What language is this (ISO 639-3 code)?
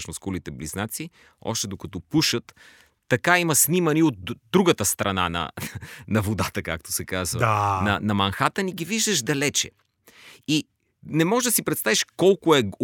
bul